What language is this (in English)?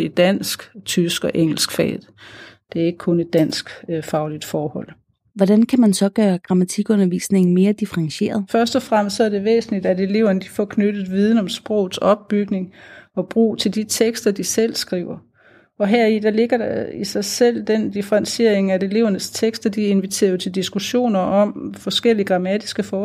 Danish